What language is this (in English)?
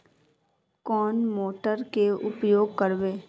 Magahi